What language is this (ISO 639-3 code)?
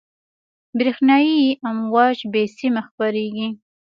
pus